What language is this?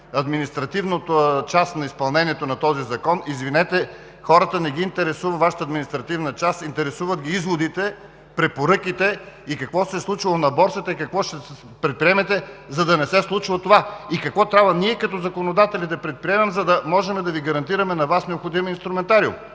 Bulgarian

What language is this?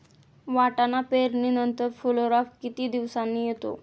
Marathi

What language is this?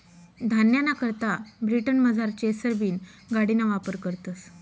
Marathi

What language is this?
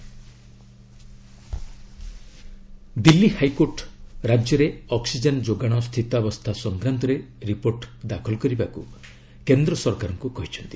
Odia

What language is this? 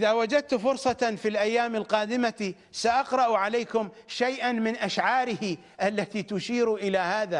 Arabic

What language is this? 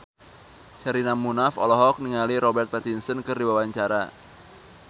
Sundanese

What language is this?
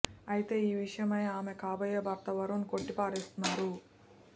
Telugu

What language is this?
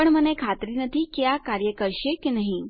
Gujarati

